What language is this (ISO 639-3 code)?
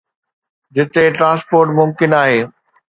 snd